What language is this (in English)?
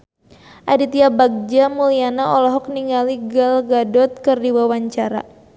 Sundanese